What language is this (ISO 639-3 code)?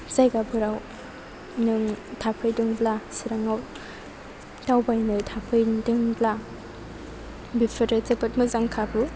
brx